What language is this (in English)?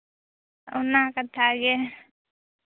Santali